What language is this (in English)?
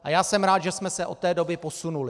Czech